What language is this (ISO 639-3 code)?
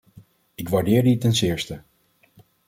nld